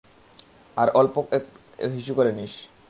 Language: Bangla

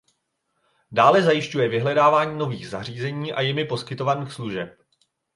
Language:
Czech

